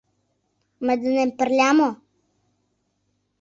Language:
Mari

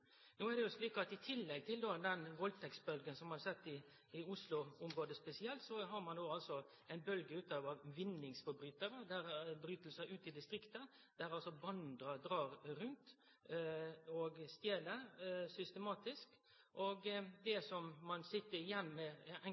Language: Norwegian Nynorsk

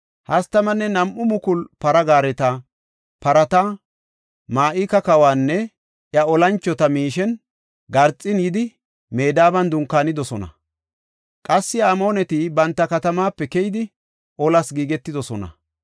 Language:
Gofa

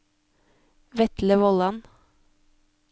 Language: Norwegian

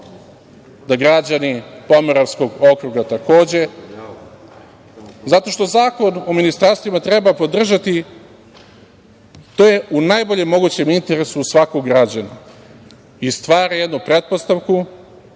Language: Serbian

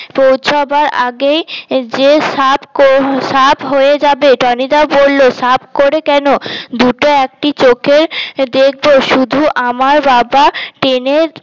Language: Bangla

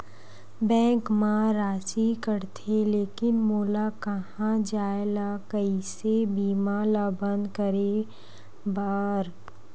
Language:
Chhattisgarhi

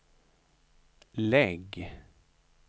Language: Swedish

